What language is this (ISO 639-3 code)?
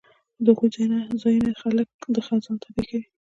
pus